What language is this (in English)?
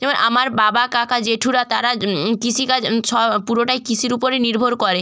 Bangla